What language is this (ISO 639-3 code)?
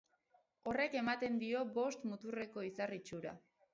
eus